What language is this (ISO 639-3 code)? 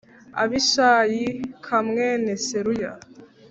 kin